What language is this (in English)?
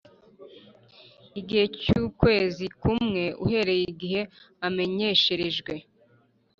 Kinyarwanda